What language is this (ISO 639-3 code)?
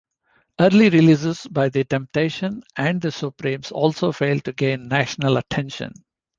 eng